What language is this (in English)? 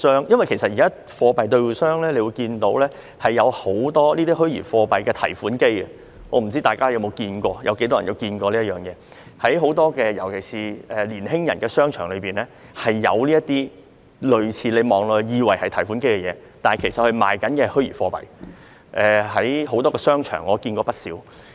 Cantonese